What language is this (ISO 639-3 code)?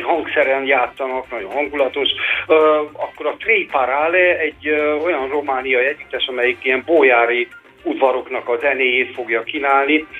hun